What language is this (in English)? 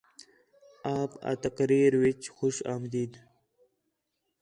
Khetrani